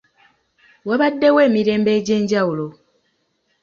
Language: Ganda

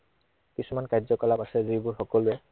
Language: Assamese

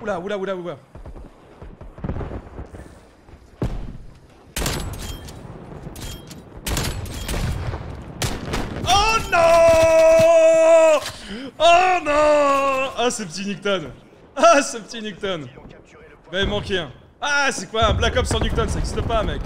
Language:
French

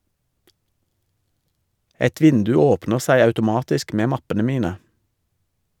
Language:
Norwegian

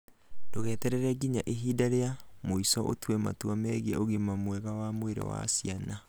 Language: Kikuyu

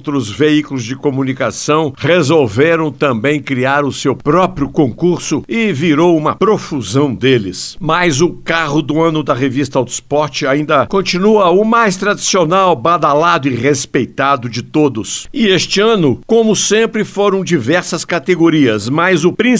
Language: Portuguese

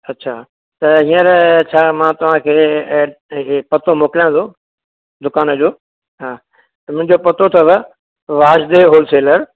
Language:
Sindhi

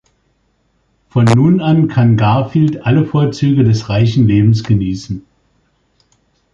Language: German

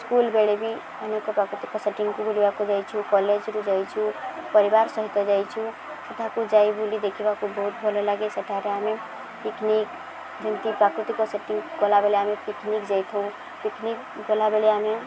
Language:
Odia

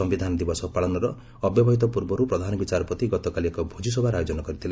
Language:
Odia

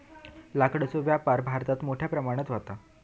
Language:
Marathi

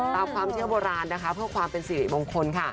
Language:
Thai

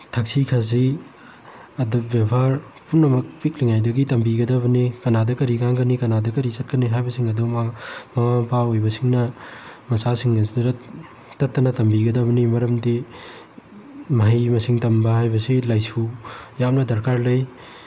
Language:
Manipuri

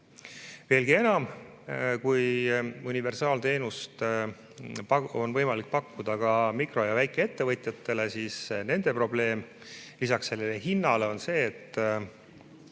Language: Estonian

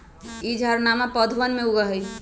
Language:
Magahi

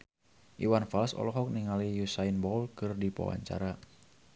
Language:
Sundanese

